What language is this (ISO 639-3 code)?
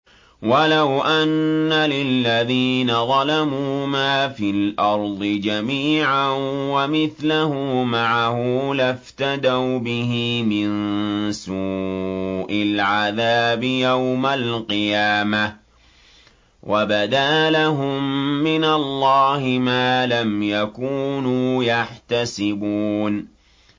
ara